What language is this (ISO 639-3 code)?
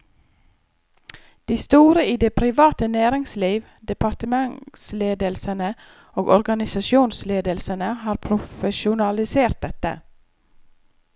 nor